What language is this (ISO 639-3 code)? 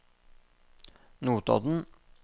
nor